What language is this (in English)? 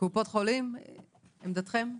Hebrew